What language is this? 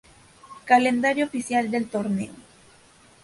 Spanish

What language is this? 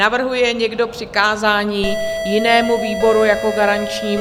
Czech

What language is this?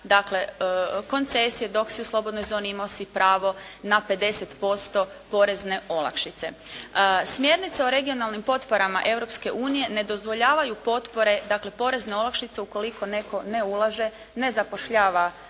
Croatian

